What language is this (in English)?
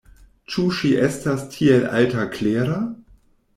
Esperanto